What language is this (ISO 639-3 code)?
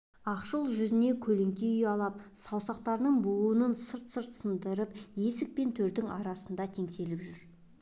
kaz